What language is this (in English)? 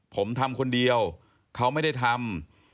Thai